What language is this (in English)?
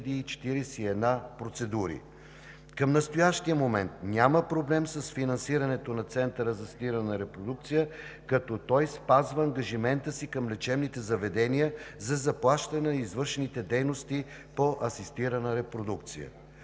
Bulgarian